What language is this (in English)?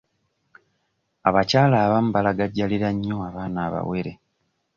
Ganda